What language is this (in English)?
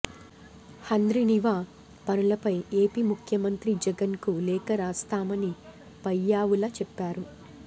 Telugu